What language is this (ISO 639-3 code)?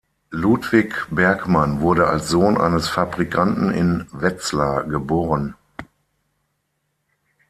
deu